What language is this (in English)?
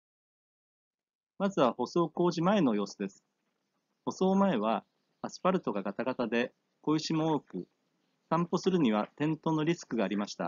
Japanese